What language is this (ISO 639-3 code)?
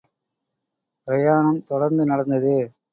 tam